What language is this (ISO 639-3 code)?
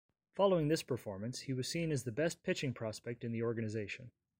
eng